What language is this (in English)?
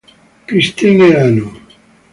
Italian